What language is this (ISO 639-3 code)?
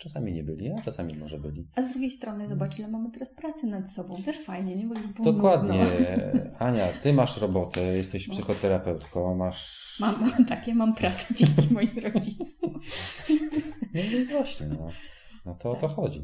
pol